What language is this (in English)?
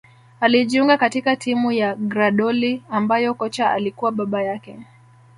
Swahili